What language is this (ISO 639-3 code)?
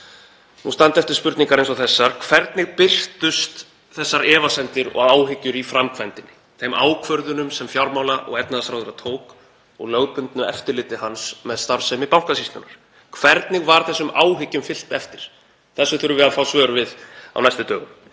isl